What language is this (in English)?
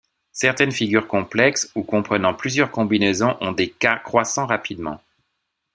French